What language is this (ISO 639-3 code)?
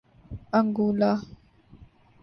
urd